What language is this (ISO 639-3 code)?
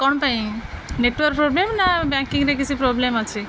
ori